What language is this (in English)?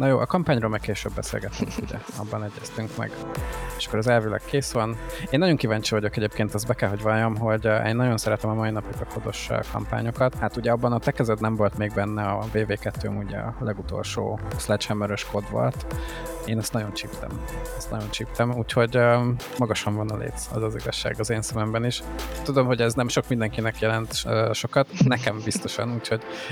Hungarian